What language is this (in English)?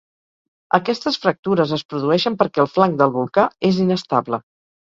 Catalan